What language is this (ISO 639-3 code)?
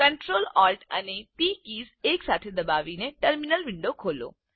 guj